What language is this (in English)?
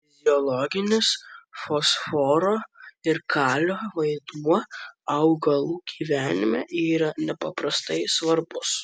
Lithuanian